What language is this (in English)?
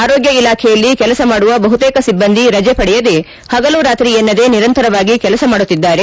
Kannada